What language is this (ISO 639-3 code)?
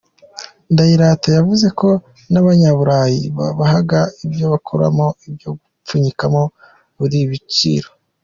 kin